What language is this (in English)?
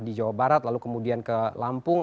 Indonesian